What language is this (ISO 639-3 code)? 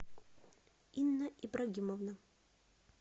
rus